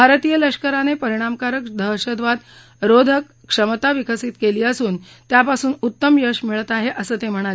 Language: Marathi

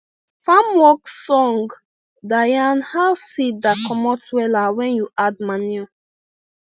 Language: Nigerian Pidgin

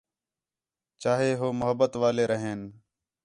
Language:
Khetrani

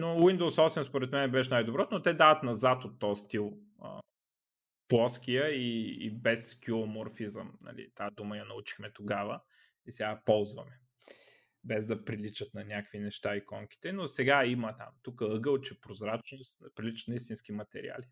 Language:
Bulgarian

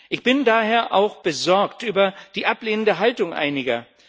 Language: German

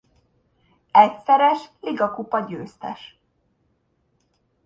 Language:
Hungarian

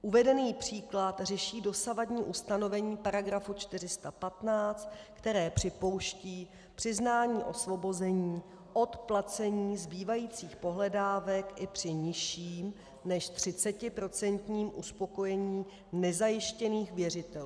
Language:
Czech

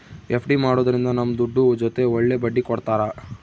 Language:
Kannada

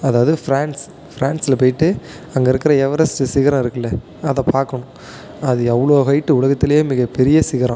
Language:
Tamil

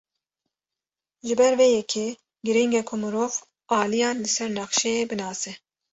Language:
Kurdish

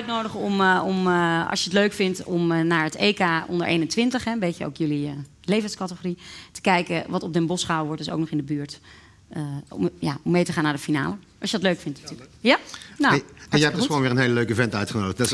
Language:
Dutch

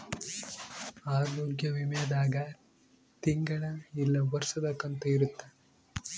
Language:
Kannada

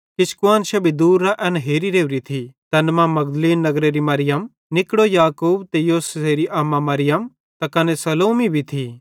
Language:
Bhadrawahi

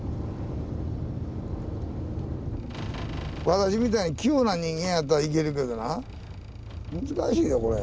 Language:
Japanese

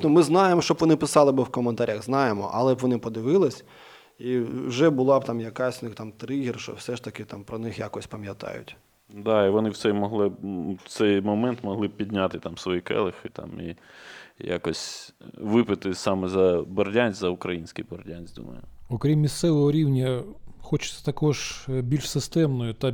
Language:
Ukrainian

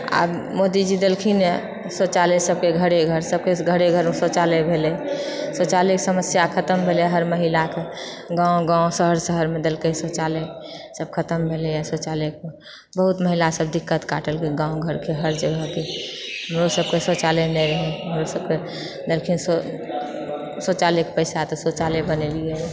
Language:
Maithili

